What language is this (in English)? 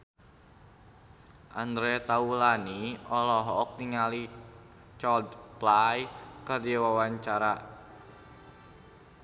Sundanese